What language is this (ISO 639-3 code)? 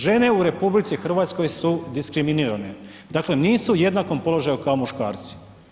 hrv